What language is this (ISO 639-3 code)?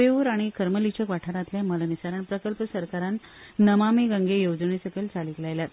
kok